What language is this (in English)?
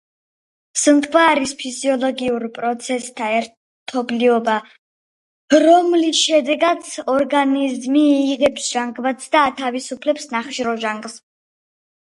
Georgian